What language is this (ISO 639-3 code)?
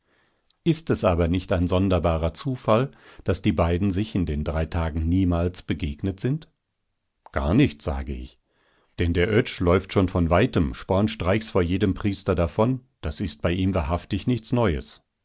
deu